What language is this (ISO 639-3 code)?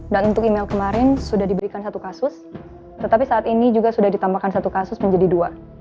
ind